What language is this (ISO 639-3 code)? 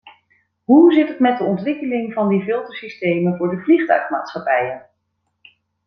nld